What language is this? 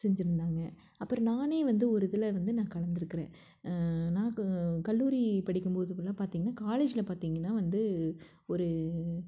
Tamil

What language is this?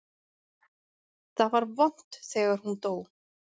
Icelandic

